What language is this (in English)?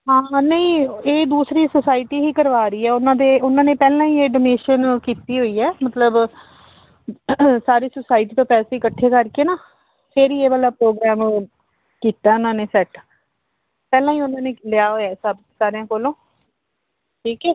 Punjabi